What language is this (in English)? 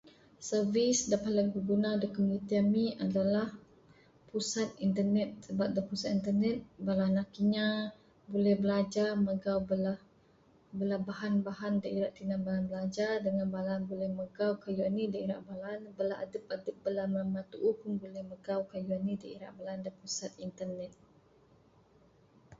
Bukar-Sadung Bidayuh